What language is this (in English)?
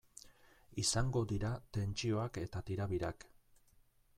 Basque